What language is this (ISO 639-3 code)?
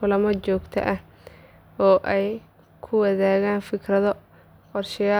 som